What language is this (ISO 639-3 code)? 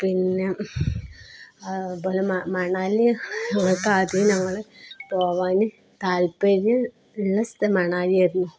mal